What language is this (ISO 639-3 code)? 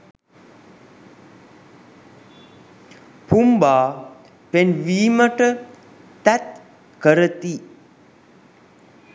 sin